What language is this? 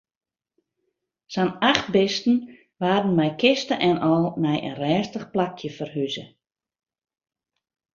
Western Frisian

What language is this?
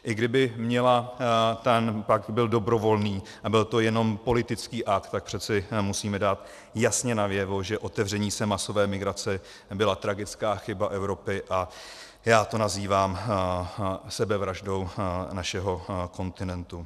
Czech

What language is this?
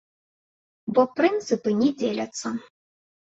Belarusian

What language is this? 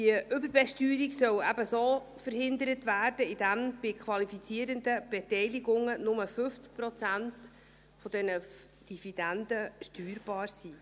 Swiss German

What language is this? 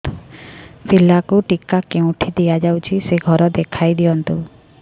Odia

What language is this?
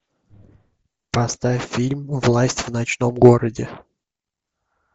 Russian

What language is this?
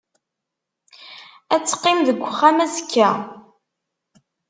Kabyle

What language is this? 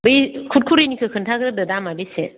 Bodo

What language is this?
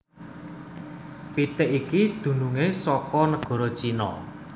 Javanese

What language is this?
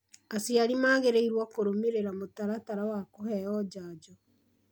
Kikuyu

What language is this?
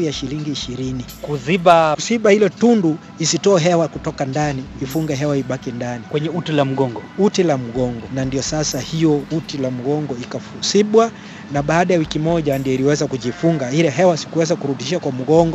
Swahili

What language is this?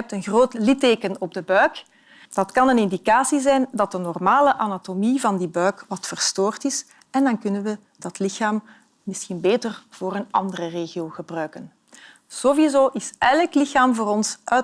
Dutch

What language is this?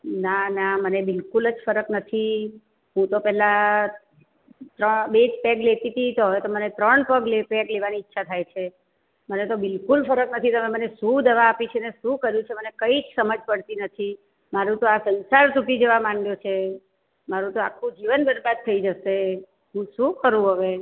Gujarati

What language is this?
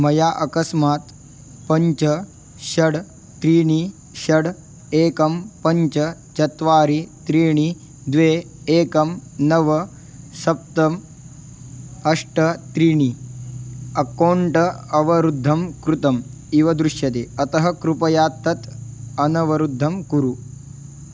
Sanskrit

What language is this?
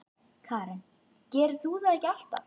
Icelandic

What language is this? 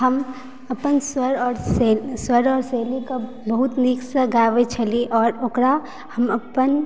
Maithili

